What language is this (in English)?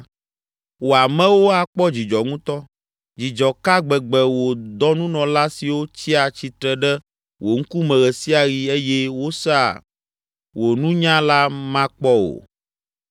Ewe